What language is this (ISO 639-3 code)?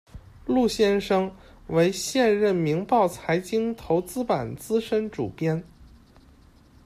zho